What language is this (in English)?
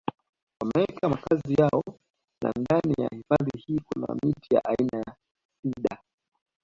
Swahili